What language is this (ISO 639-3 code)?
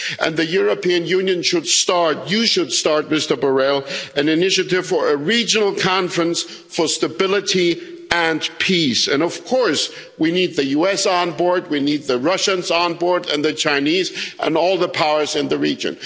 eng